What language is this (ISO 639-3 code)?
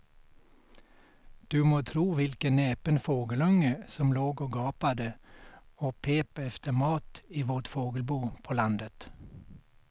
swe